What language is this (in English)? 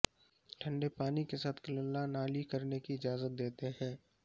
Urdu